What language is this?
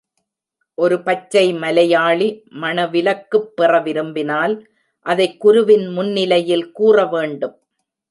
Tamil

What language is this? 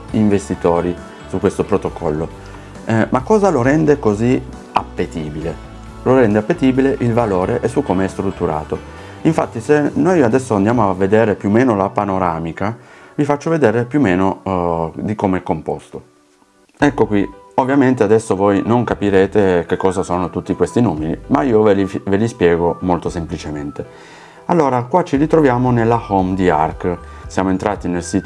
Italian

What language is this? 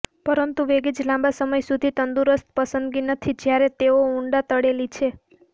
Gujarati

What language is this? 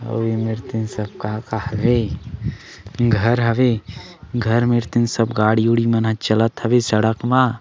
Chhattisgarhi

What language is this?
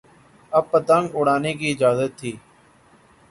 Urdu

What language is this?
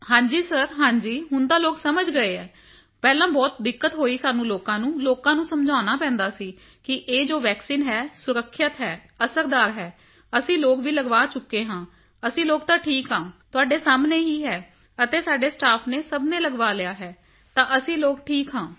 Punjabi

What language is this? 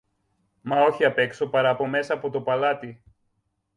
Greek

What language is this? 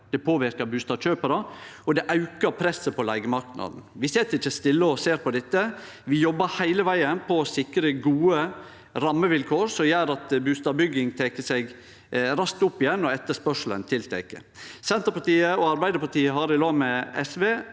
Norwegian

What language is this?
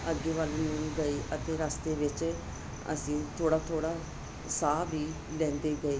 Punjabi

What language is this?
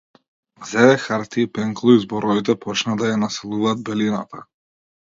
Macedonian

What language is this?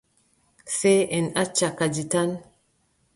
Adamawa Fulfulde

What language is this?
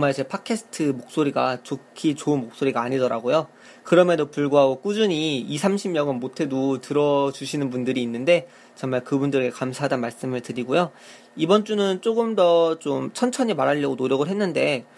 Korean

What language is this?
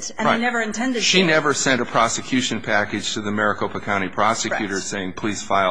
English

